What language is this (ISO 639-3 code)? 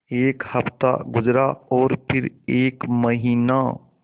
hin